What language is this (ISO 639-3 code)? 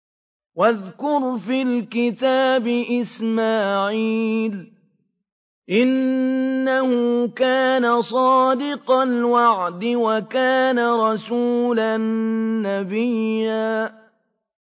ara